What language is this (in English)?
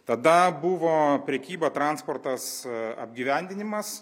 Lithuanian